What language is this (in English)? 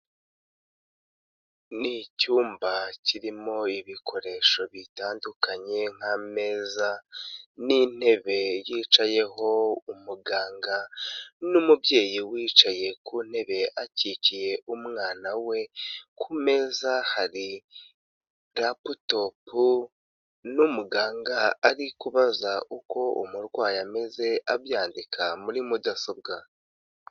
Kinyarwanda